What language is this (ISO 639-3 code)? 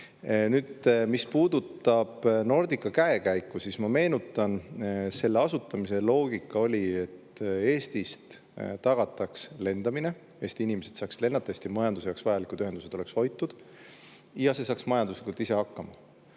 est